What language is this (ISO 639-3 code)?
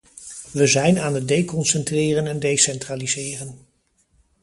nld